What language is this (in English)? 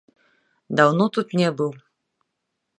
Belarusian